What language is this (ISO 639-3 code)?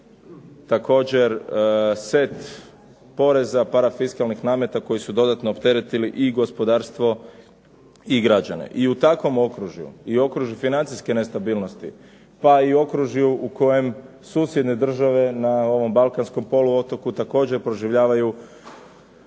hrv